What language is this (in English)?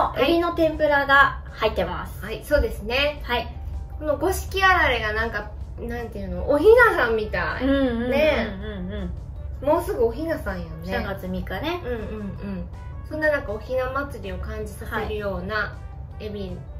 Japanese